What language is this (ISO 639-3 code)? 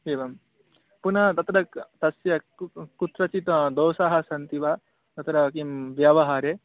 san